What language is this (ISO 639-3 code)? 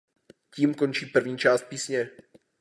ces